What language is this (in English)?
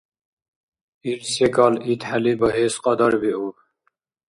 Dargwa